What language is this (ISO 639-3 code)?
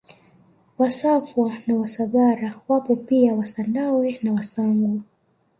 swa